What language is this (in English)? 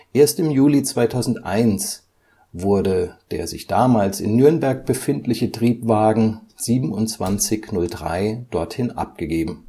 German